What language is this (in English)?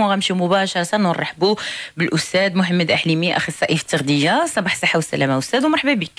Arabic